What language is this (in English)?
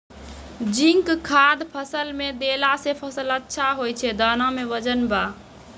Maithili